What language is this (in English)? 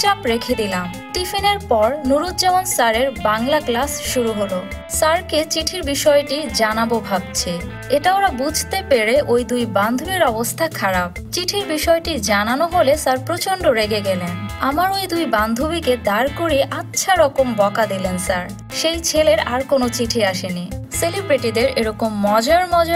Thai